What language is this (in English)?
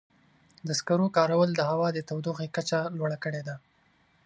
Pashto